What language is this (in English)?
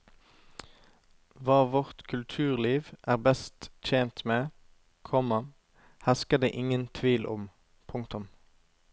Norwegian